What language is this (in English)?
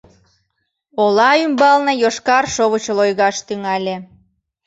Mari